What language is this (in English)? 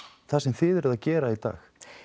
Icelandic